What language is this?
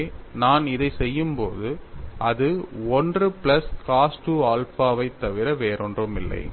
Tamil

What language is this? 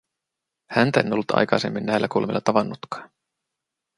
Finnish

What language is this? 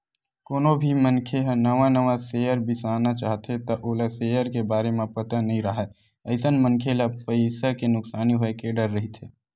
Chhattisgarhi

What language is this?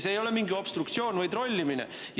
Estonian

